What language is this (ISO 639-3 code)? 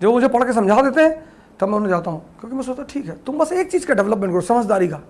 hin